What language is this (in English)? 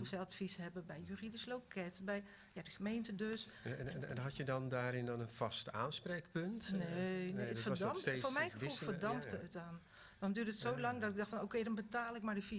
Dutch